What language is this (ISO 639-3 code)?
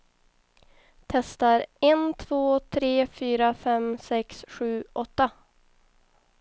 swe